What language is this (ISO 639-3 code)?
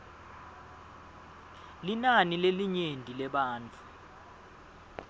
ssw